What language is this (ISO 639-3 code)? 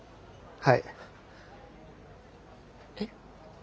jpn